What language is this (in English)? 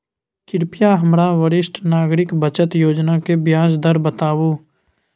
Maithili